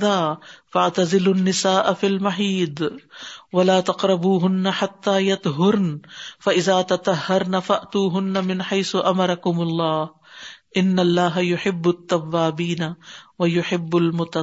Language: Urdu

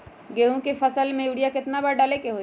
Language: Magahi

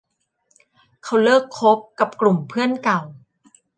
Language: Thai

